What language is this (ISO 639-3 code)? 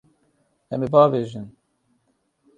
kur